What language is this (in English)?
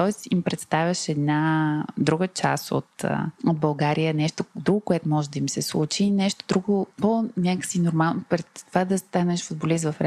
Bulgarian